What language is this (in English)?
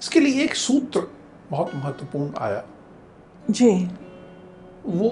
Hindi